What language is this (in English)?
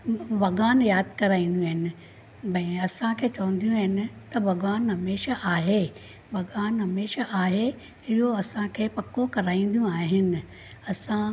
Sindhi